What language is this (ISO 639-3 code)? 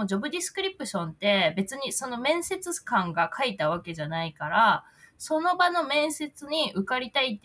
jpn